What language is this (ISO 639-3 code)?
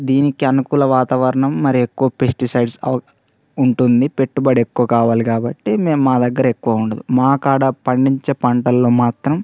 tel